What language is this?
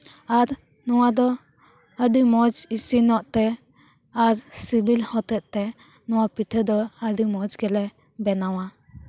Santali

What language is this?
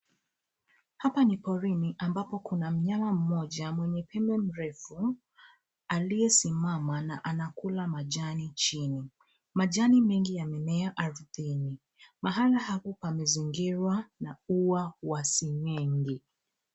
Swahili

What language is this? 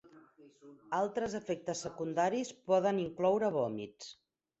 Catalan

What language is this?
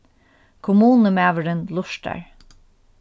Faroese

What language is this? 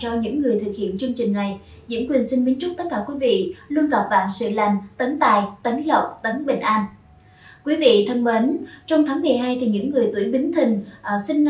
Vietnamese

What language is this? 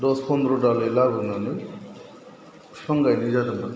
Bodo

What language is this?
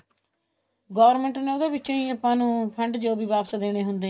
Punjabi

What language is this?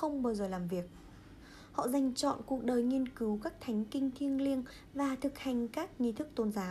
Vietnamese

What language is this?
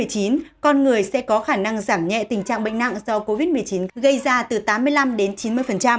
Vietnamese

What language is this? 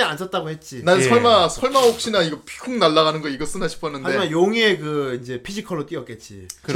Korean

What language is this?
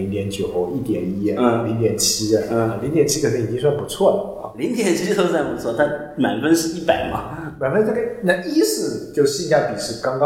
Chinese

